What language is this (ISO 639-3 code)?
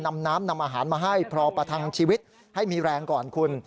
tha